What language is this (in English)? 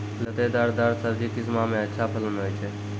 Maithili